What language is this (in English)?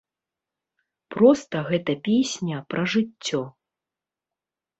Belarusian